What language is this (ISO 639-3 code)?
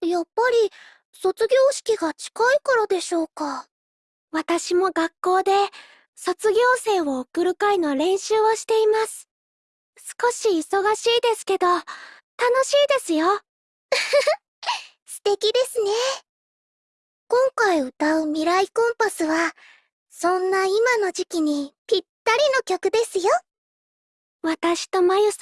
jpn